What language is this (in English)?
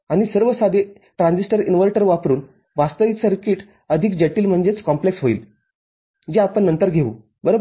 Marathi